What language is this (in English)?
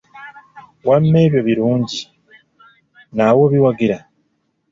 Ganda